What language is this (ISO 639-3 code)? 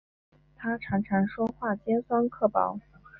zho